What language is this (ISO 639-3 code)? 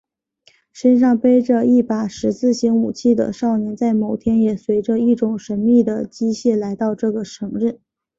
zho